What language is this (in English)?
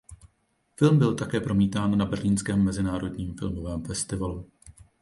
Czech